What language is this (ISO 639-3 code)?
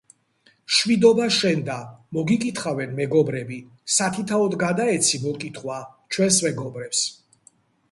kat